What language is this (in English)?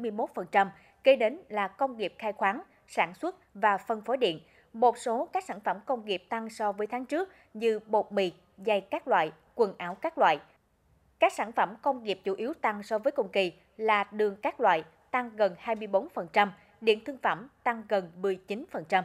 Vietnamese